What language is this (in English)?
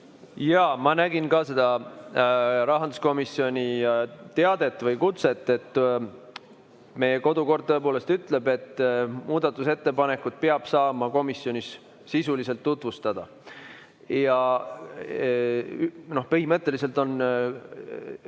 Estonian